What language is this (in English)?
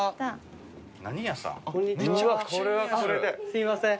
Japanese